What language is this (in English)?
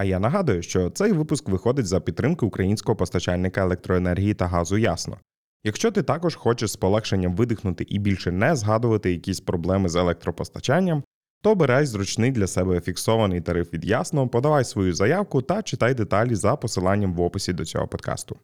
Ukrainian